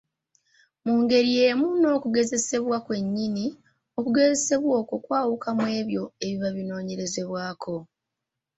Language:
Ganda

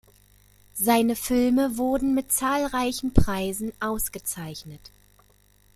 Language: German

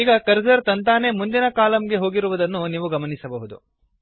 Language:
Kannada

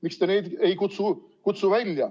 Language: Estonian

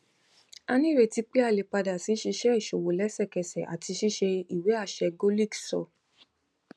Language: Yoruba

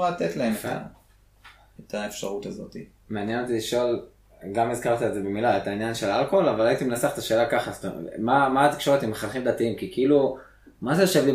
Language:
Hebrew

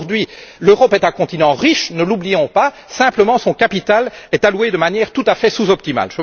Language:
French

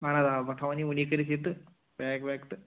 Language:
Kashmiri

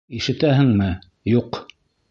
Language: Bashkir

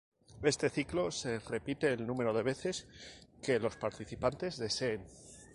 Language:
Spanish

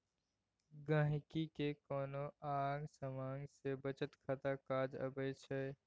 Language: Maithili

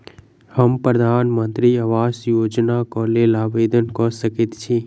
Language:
Maithili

